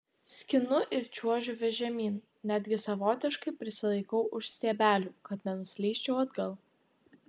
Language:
Lithuanian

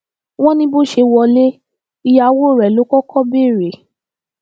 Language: Yoruba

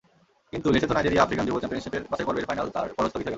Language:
Bangla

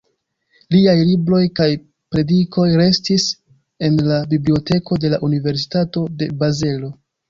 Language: Esperanto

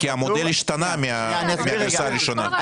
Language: Hebrew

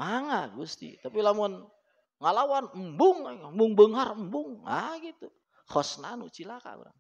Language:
Indonesian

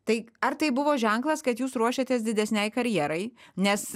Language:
Lithuanian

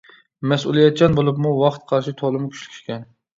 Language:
Uyghur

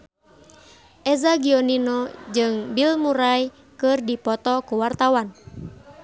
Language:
Sundanese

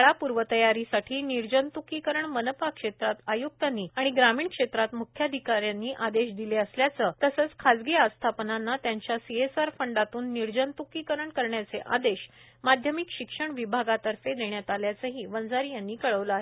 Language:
Marathi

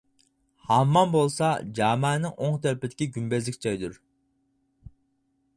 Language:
Uyghur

